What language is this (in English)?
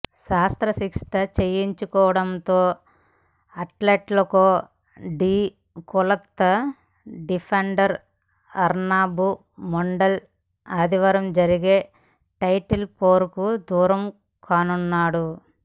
Telugu